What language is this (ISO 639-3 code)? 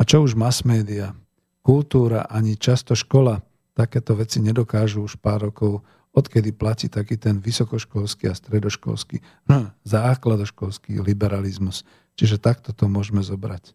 slk